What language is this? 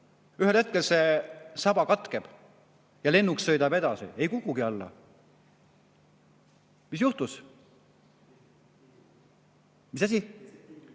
Estonian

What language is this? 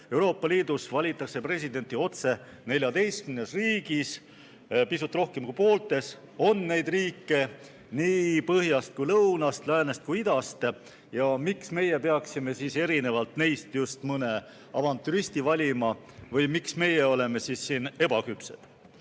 Estonian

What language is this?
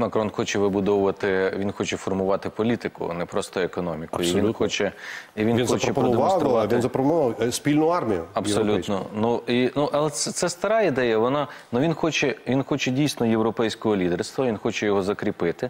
Ukrainian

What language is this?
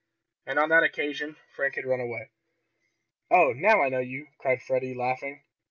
English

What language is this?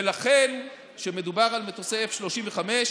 Hebrew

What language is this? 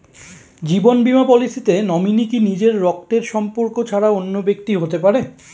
Bangla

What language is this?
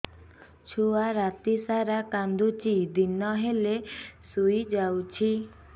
Odia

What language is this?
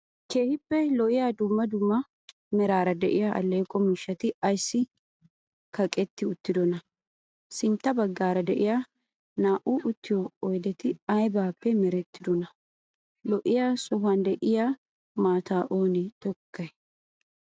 Wolaytta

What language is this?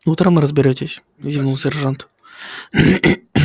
Russian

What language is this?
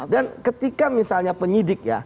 Indonesian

